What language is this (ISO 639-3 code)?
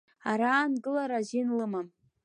abk